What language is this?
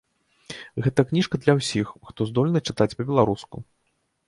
Belarusian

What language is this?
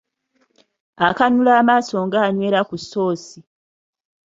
Ganda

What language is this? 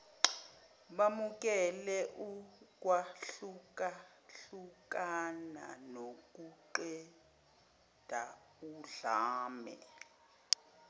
Zulu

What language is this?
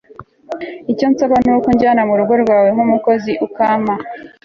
Kinyarwanda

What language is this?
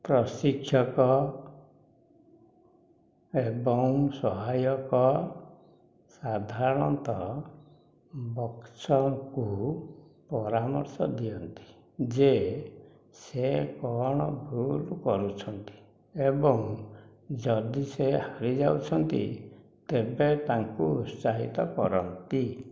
Odia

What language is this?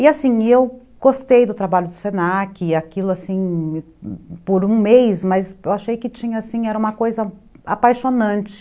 Portuguese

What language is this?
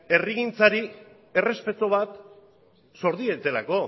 Basque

